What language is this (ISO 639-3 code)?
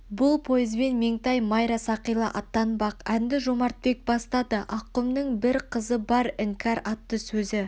kaz